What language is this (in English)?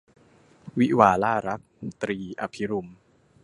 Thai